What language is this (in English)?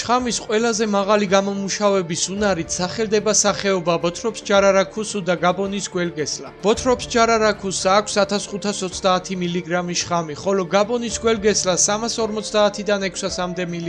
Thai